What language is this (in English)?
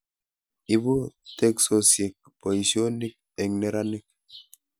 Kalenjin